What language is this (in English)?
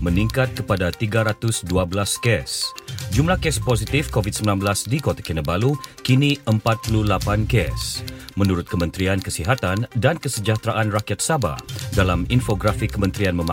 Malay